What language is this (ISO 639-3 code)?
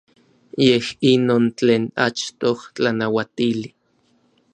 nlv